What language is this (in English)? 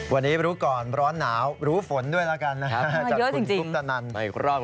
Thai